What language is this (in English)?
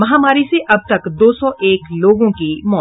Hindi